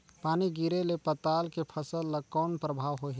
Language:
Chhattisgarhi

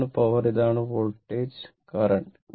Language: Malayalam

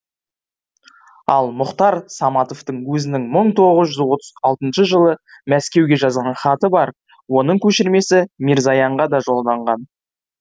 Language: Kazakh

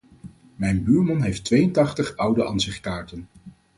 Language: Dutch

